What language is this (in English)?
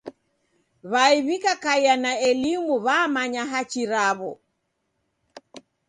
Taita